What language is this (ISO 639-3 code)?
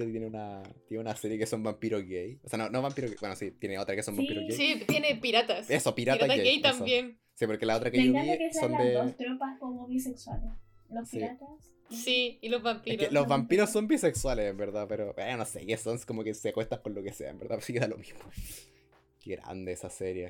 spa